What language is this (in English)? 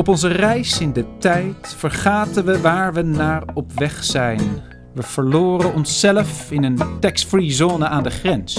Dutch